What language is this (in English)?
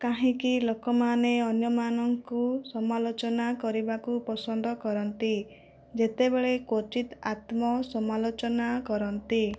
Odia